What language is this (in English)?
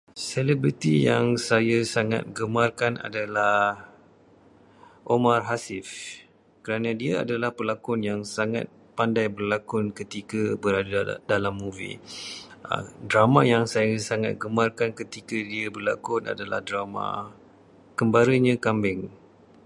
Malay